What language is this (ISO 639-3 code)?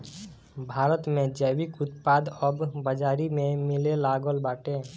bho